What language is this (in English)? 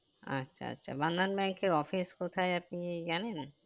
Bangla